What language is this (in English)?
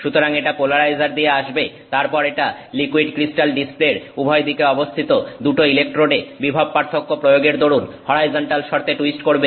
Bangla